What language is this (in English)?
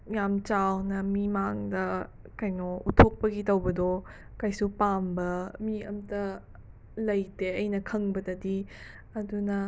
Manipuri